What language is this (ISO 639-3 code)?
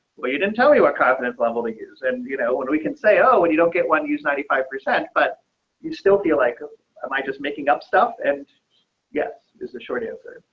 eng